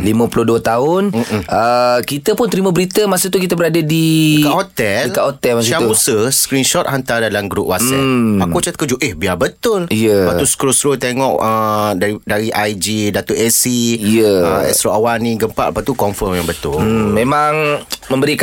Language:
Malay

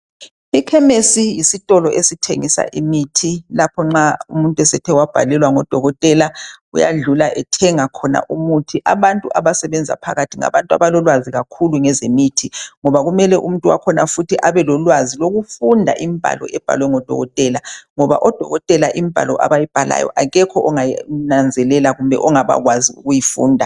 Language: North Ndebele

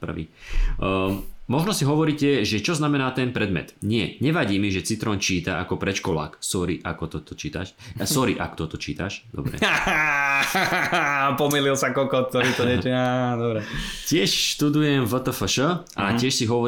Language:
Slovak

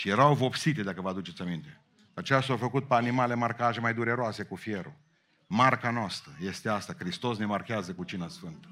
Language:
Romanian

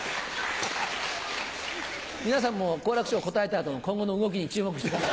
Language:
Japanese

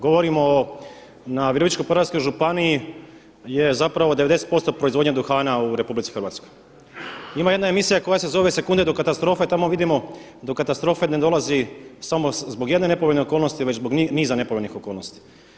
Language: Croatian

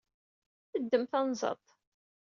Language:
Kabyle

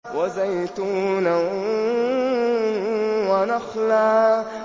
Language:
Arabic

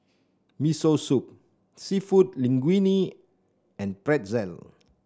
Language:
English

